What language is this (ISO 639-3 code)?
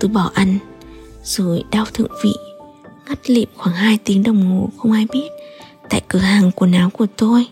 vie